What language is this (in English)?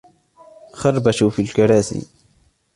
Arabic